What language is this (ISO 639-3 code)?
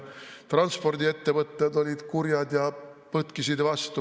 est